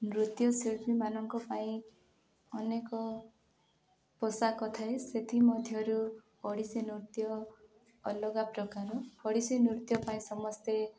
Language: Odia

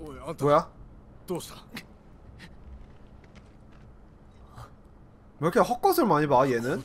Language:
Korean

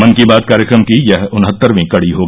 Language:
Hindi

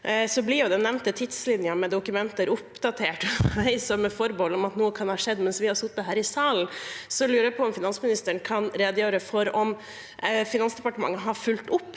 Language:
Norwegian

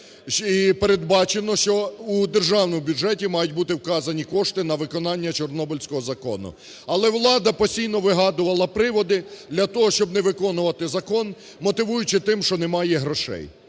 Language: Ukrainian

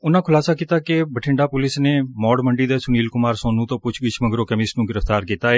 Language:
Punjabi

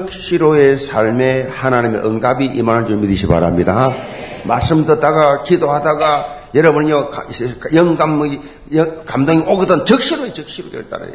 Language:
Korean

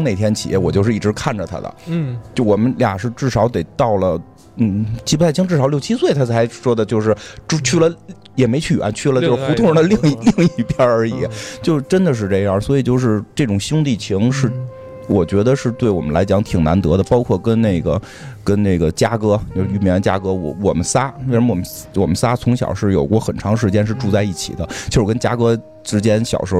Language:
Chinese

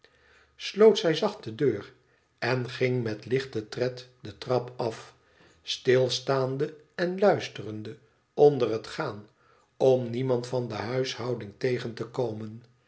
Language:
Dutch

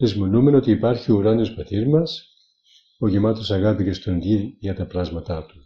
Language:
Greek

